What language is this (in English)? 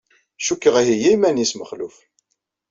Kabyle